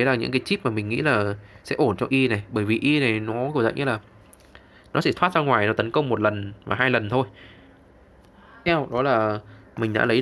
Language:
Vietnamese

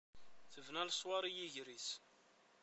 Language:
Kabyle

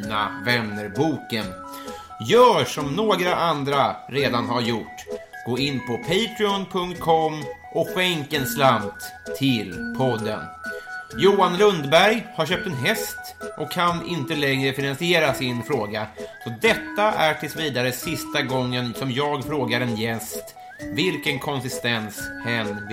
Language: Swedish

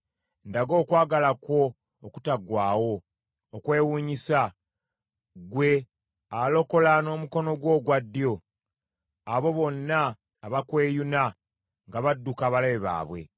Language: Ganda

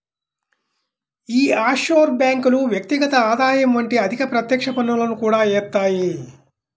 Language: Telugu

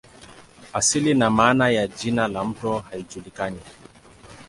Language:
Swahili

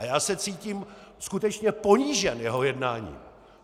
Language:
Czech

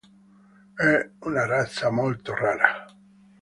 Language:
Italian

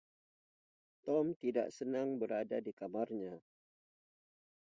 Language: Indonesian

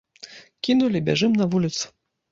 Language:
Belarusian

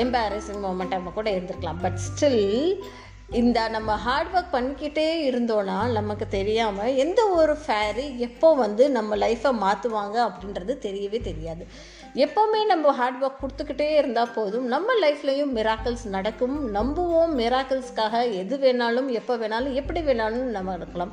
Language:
Tamil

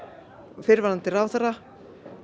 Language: Icelandic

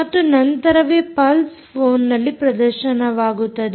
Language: Kannada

